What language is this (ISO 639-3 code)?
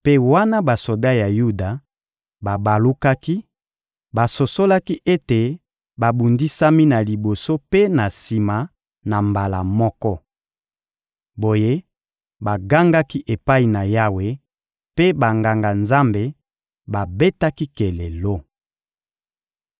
lin